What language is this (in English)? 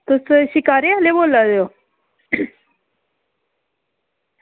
Dogri